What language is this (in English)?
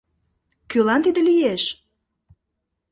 Mari